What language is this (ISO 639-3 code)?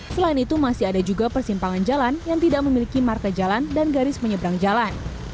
ind